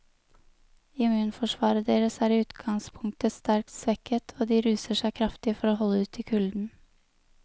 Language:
Norwegian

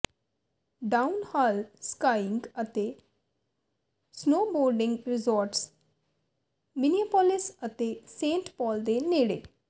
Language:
Punjabi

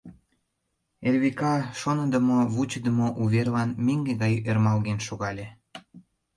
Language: Mari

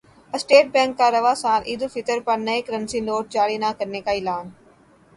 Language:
Urdu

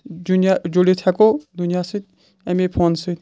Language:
Kashmiri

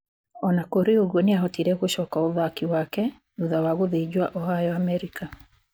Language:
Kikuyu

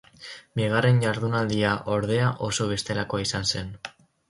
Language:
Basque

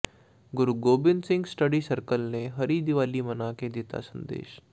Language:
Punjabi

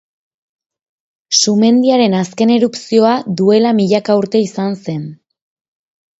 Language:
Basque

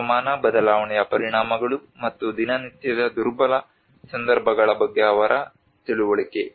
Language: Kannada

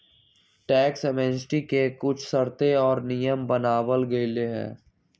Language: Magahi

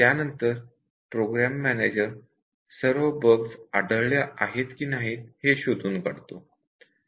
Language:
Marathi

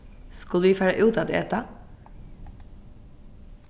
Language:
Faroese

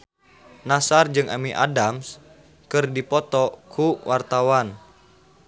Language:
Sundanese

